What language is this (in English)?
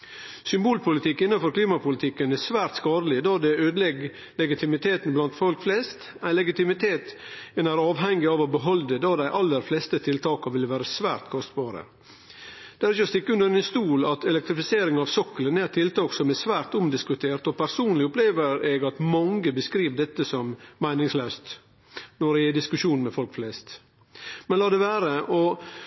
Norwegian Nynorsk